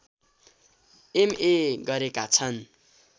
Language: Nepali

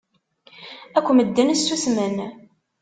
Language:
Kabyle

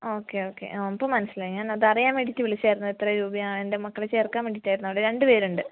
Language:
Malayalam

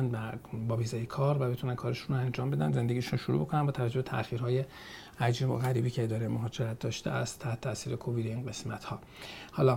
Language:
Persian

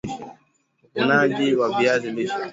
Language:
Swahili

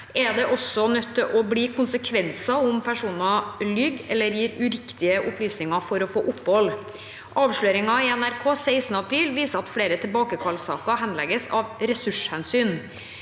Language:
Norwegian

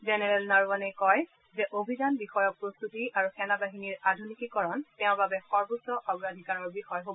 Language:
Assamese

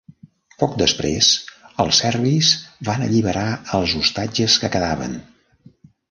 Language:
Catalan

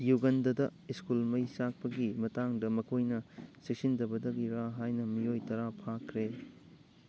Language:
Manipuri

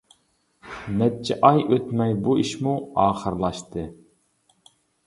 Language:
Uyghur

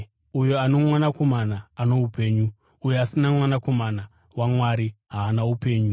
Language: Shona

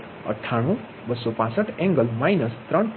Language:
Gujarati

